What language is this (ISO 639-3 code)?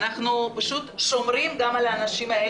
heb